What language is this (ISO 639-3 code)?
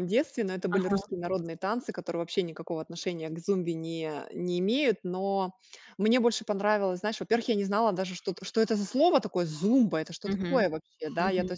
rus